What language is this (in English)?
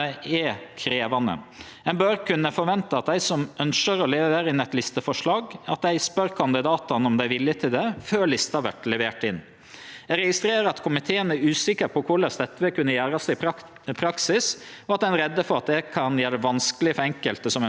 Norwegian